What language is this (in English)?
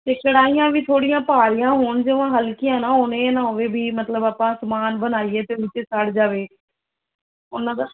Punjabi